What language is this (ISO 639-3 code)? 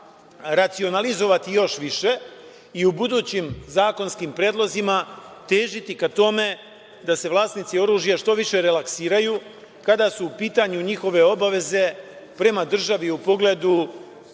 srp